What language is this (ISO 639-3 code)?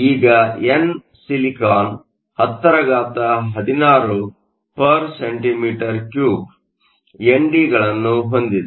kan